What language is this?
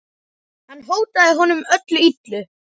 Icelandic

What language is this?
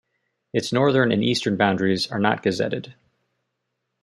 English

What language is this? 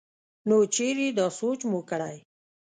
Pashto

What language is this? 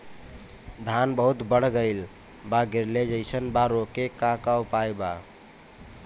Bhojpuri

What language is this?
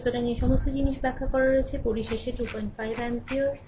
Bangla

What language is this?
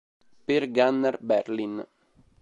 Italian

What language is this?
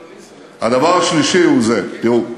Hebrew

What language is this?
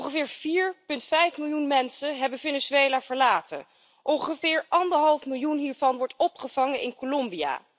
Dutch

